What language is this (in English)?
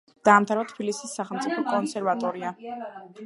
Georgian